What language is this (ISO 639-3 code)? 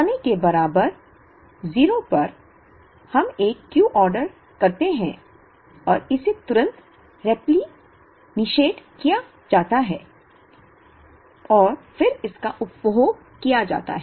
hin